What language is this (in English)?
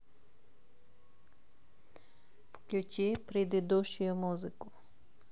Russian